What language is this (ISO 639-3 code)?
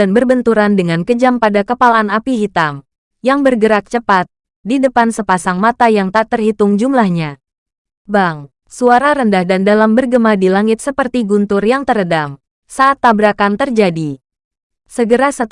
ind